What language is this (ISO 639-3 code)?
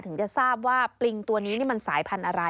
tha